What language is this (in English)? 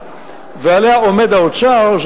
Hebrew